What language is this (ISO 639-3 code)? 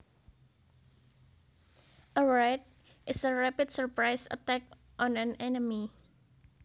jav